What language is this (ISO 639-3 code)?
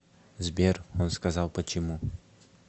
rus